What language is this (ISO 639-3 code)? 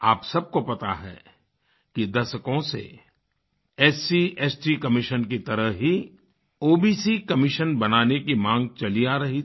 hin